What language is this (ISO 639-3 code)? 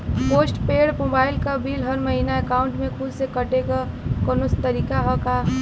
bho